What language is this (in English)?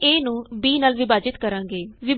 Punjabi